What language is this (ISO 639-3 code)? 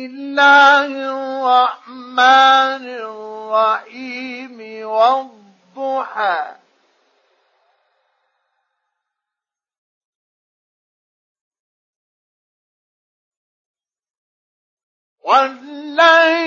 ara